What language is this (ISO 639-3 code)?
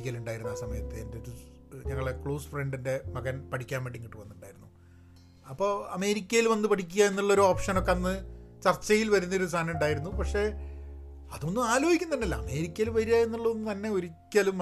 mal